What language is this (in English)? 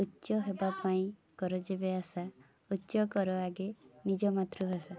Odia